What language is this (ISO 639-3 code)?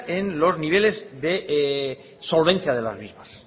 spa